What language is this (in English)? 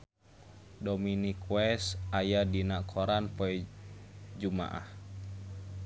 Sundanese